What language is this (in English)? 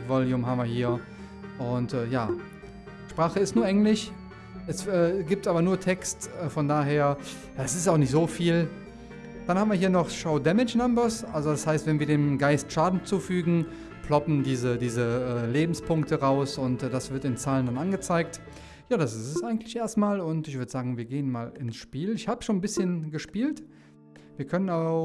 German